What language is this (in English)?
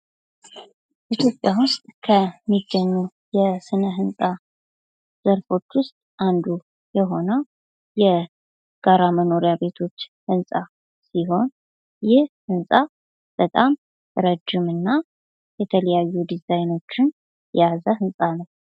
Amharic